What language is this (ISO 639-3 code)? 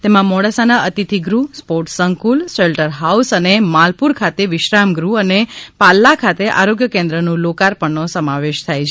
guj